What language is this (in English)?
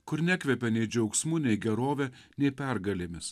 Lithuanian